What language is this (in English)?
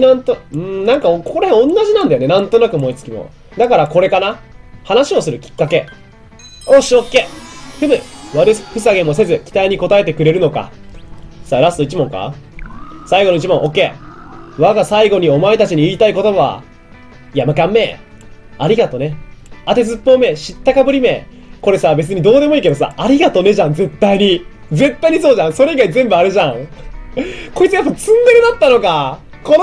Japanese